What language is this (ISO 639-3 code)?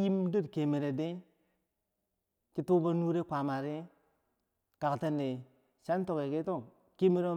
bsj